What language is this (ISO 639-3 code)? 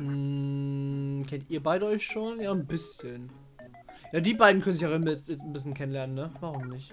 deu